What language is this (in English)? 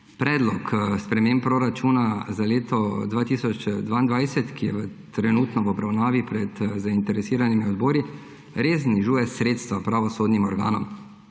Slovenian